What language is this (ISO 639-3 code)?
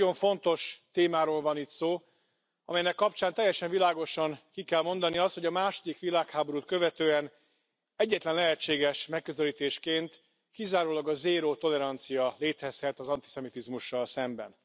hun